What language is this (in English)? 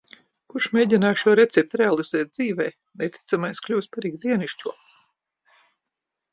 Latvian